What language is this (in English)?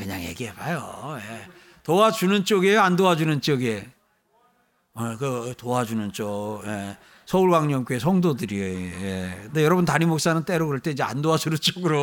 Korean